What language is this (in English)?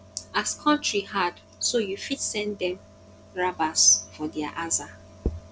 Nigerian Pidgin